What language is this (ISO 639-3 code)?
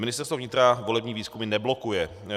ces